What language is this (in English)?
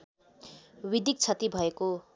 Nepali